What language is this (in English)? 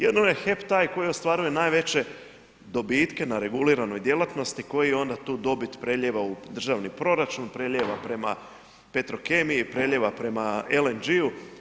Croatian